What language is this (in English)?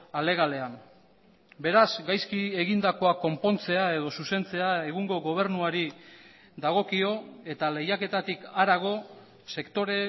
Basque